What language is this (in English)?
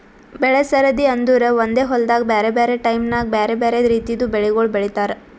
Kannada